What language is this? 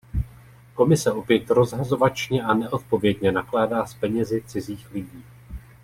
Czech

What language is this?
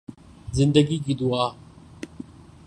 Urdu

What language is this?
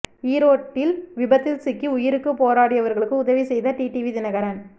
Tamil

